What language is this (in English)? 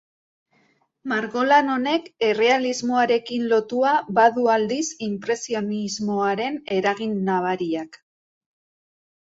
Basque